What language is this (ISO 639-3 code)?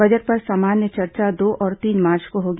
hin